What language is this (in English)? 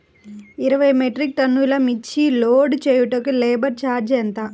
Telugu